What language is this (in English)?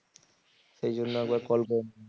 Bangla